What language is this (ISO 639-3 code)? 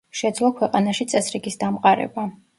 kat